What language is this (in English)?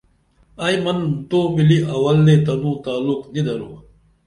Dameli